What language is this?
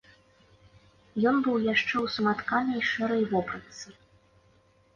Belarusian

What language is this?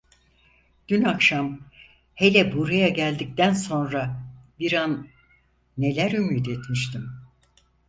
Turkish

